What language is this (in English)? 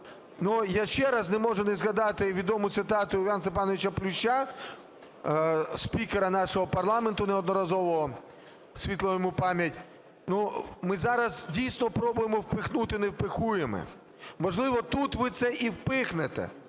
Ukrainian